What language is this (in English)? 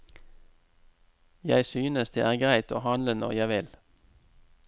Norwegian